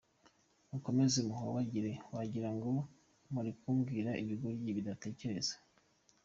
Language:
Kinyarwanda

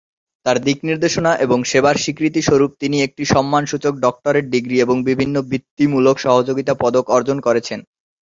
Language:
Bangla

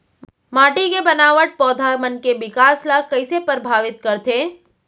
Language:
Chhattisgarhi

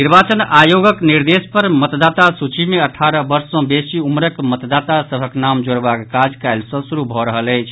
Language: Maithili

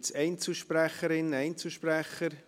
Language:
Swiss German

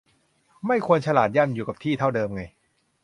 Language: Thai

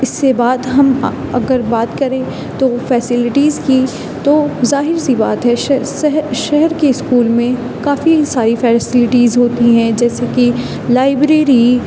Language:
Urdu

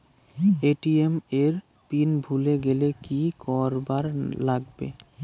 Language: Bangla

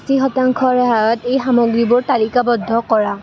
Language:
Assamese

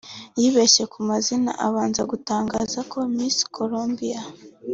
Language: Kinyarwanda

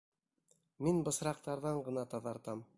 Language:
Bashkir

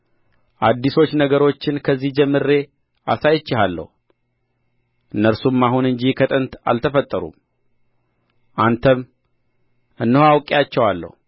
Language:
Amharic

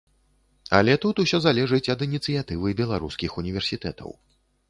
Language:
Belarusian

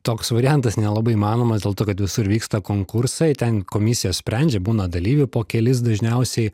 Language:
Lithuanian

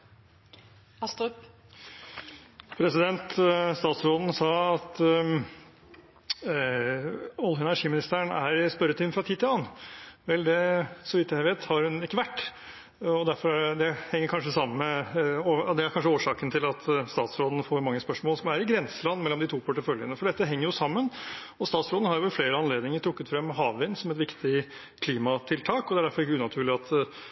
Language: Norwegian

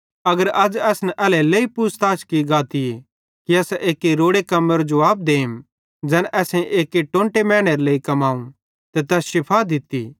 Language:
Bhadrawahi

